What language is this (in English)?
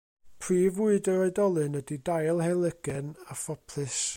Welsh